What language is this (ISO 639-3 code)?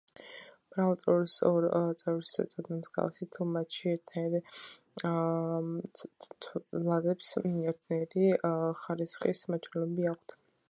kat